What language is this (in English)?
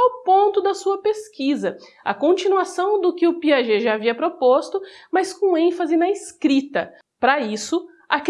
Portuguese